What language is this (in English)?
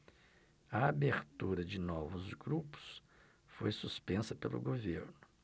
Portuguese